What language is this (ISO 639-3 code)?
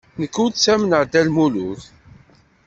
kab